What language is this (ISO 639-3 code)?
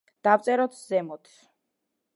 kat